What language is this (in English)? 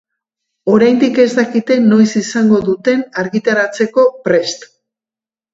Basque